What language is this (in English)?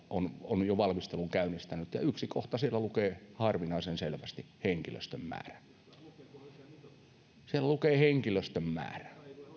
Finnish